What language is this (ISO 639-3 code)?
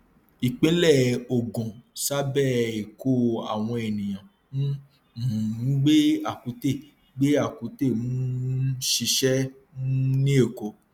yor